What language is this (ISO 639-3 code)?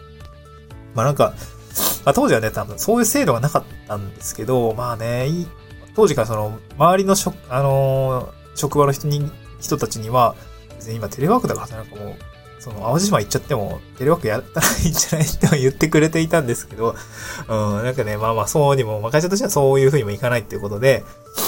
jpn